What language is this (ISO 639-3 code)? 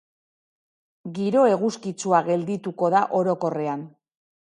eus